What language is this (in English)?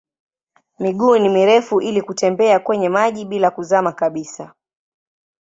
Swahili